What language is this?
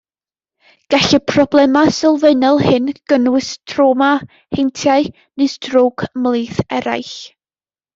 Welsh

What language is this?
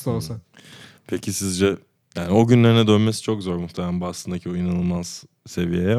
Turkish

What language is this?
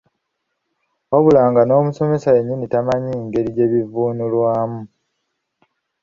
Ganda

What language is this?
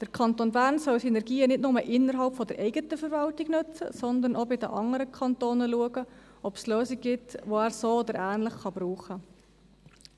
Swiss German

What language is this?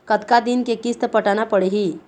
Chhattisgarhi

